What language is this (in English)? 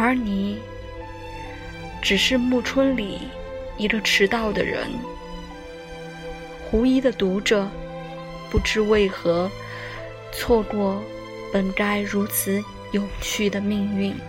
Chinese